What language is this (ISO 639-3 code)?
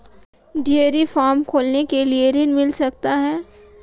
hin